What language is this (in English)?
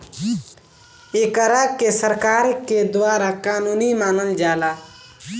Bhojpuri